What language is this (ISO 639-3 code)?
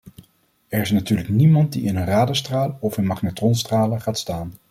nld